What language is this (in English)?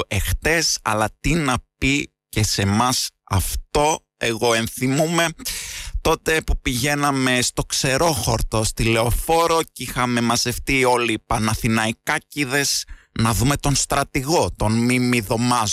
Greek